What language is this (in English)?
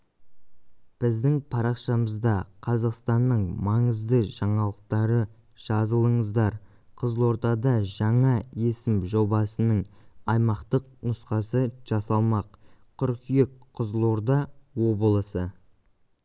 Kazakh